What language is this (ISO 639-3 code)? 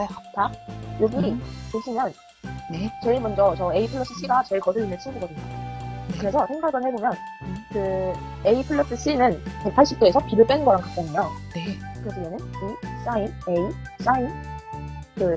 kor